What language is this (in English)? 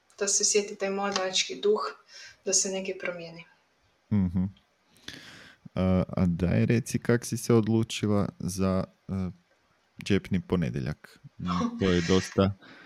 Croatian